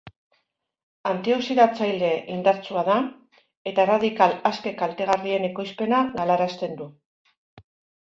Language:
Basque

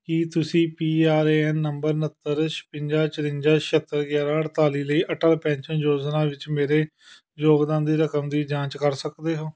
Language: Punjabi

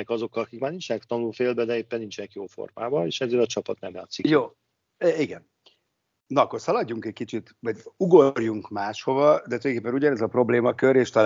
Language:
Hungarian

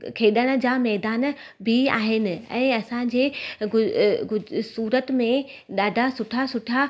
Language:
Sindhi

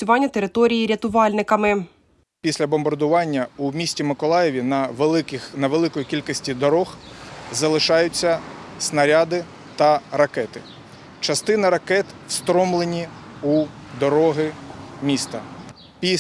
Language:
Ukrainian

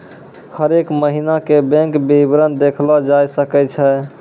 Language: Maithili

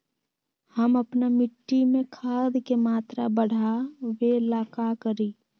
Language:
Magahi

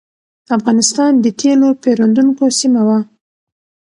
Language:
Pashto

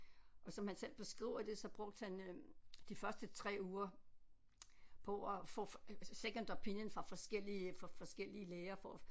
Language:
Danish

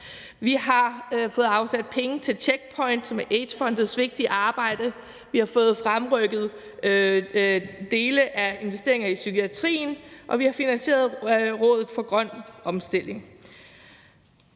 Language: Danish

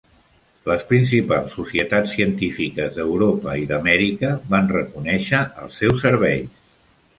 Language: Catalan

